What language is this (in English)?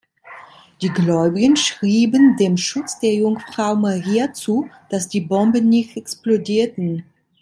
German